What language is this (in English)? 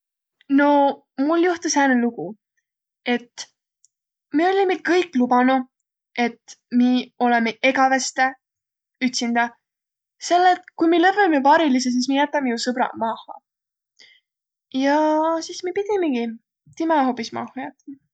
Võro